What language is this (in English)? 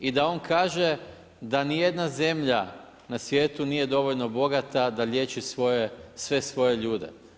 Croatian